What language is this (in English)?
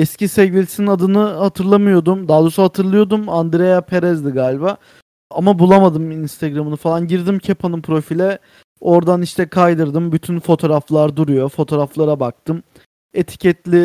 Turkish